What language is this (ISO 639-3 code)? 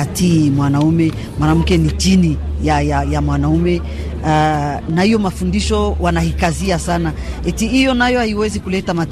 swa